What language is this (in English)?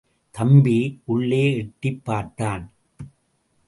Tamil